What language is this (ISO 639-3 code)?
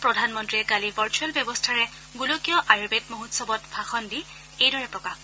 asm